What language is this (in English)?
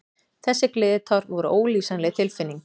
Icelandic